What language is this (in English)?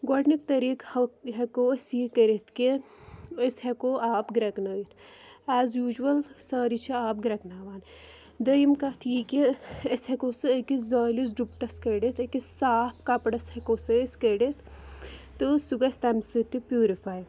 Kashmiri